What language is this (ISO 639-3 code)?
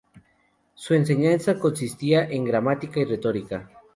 spa